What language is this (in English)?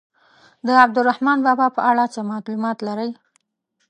Pashto